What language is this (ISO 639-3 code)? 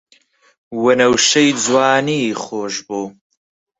ckb